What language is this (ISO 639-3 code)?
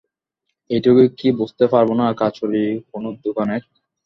ben